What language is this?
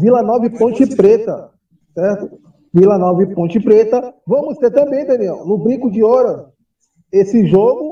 Portuguese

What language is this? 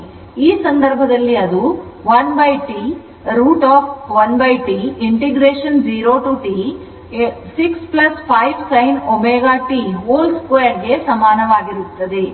Kannada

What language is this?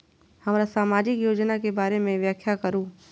Maithili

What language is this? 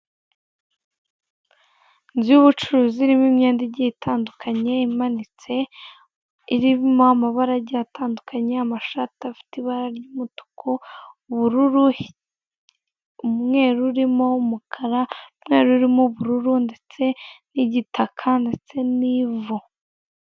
Kinyarwanda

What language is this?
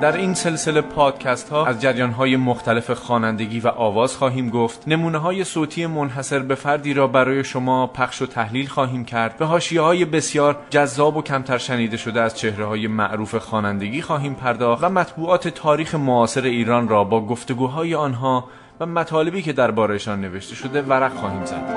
Persian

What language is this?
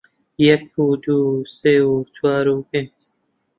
Central Kurdish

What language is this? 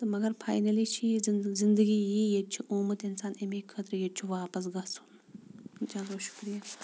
Kashmiri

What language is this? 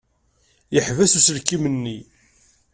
Kabyle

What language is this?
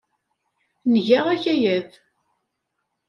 Kabyle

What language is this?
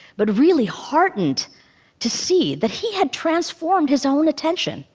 English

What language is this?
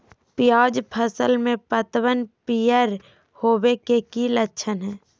Magahi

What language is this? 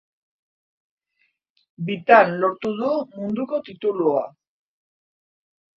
Basque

